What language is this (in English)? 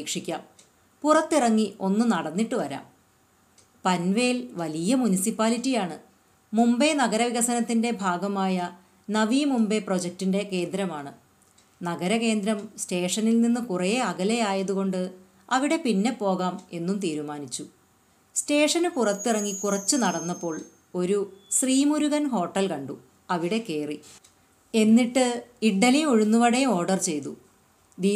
Malayalam